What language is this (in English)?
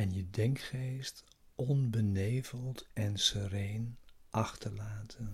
Dutch